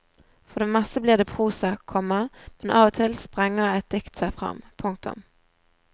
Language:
Norwegian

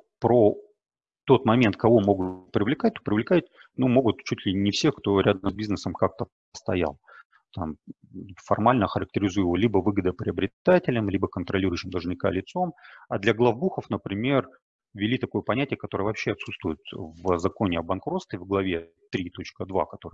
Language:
Russian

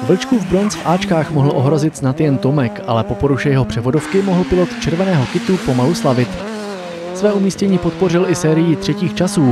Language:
Czech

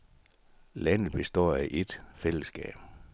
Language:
Danish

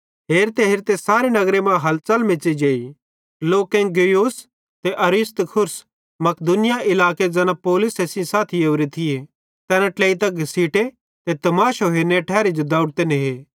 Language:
Bhadrawahi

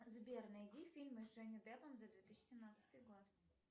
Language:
Russian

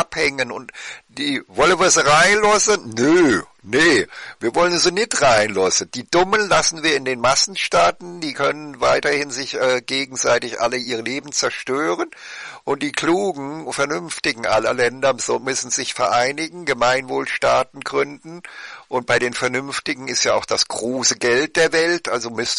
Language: German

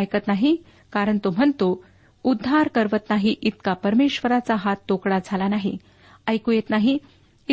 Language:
Marathi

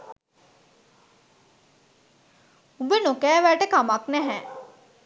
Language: Sinhala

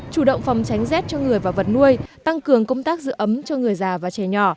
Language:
Vietnamese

